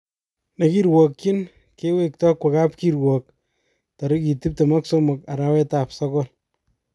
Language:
Kalenjin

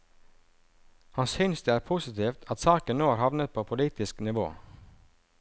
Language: Norwegian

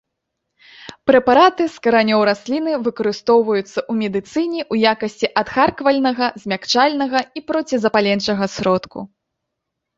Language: Belarusian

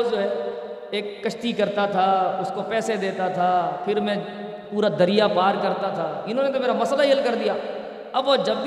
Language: Urdu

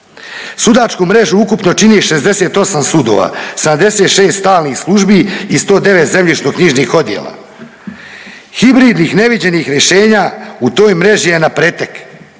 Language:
Croatian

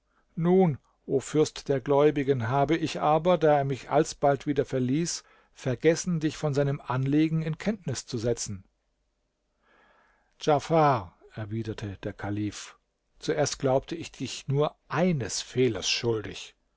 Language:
German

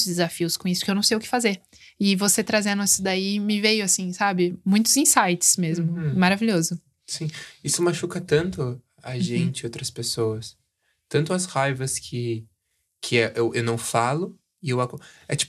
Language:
Portuguese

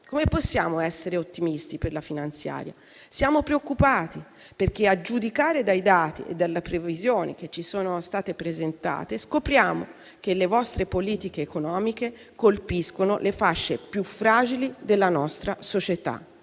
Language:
Italian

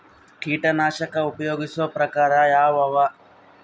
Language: Kannada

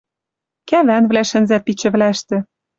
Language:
Western Mari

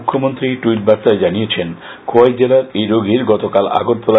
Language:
Bangla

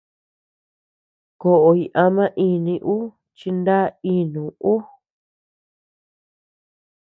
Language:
Tepeuxila Cuicatec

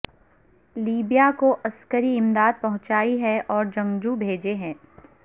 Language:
Urdu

